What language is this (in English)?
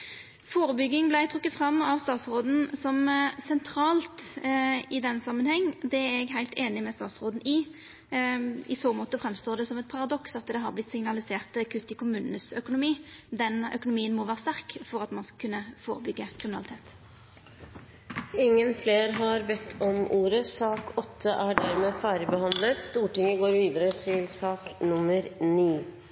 Norwegian